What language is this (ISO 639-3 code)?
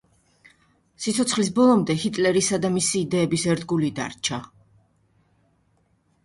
kat